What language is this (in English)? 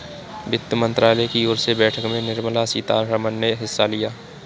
Hindi